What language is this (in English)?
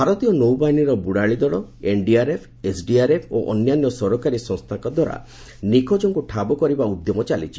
Odia